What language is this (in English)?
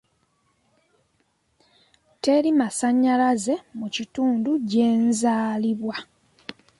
Ganda